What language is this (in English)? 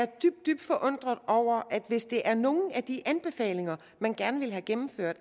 Danish